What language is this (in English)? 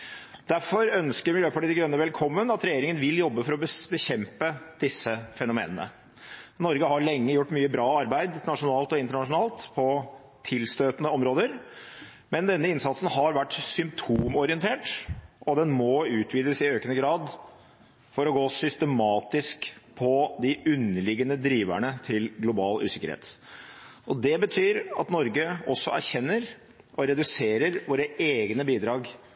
Norwegian Bokmål